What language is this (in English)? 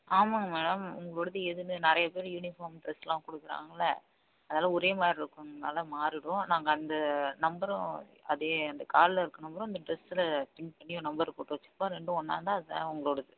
Tamil